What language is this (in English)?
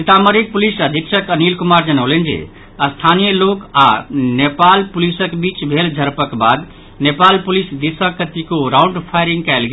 Maithili